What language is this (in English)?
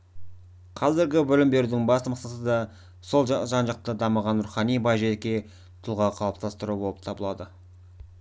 Kazakh